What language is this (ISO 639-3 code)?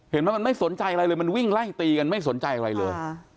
tha